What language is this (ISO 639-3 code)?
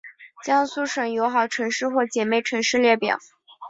zho